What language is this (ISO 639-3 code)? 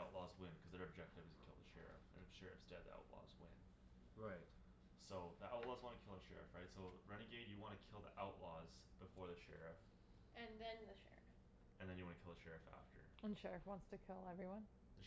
eng